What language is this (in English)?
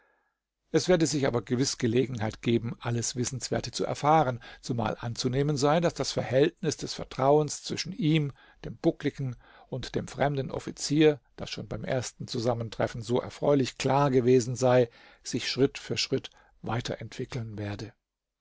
German